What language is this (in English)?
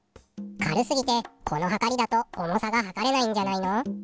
Japanese